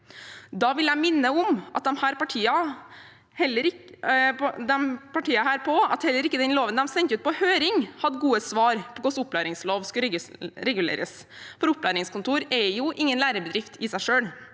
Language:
Norwegian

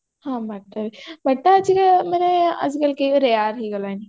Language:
Odia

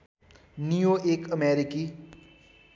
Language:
Nepali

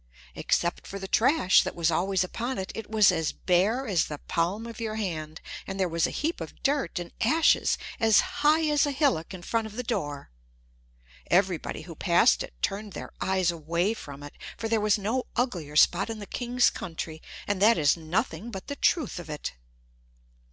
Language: English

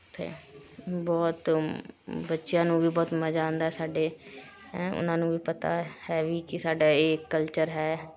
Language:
Punjabi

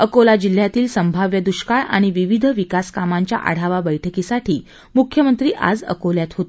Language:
Marathi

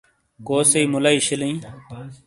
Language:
Shina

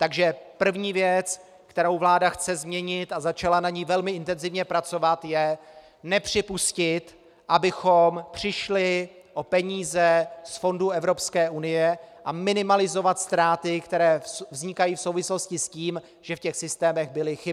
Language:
Czech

